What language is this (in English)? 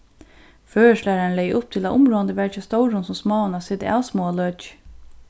Faroese